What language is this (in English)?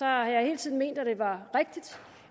Danish